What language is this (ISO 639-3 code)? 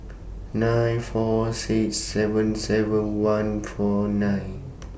eng